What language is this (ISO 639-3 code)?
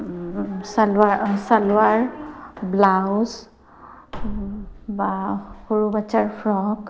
asm